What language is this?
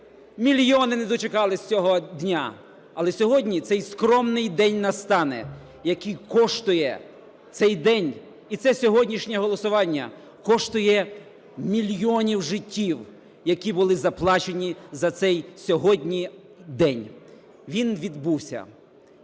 Ukrainian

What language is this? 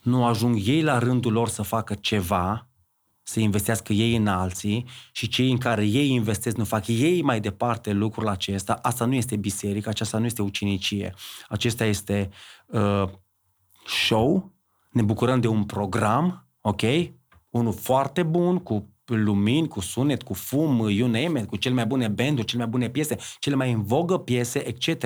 Romanian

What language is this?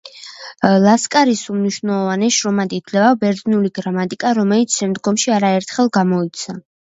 Georgian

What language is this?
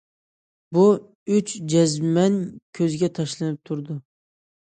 Uyghur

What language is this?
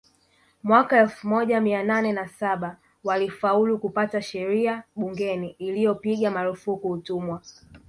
Swahili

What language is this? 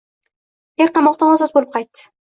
Uzbek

